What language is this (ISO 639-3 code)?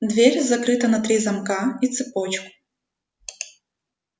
rus